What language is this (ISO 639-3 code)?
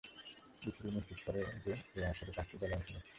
ben